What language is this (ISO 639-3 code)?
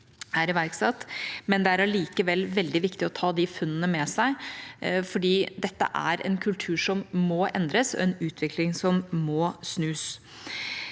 nor